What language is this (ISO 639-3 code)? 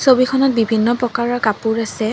asm